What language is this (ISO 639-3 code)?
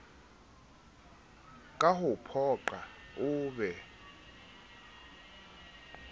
sot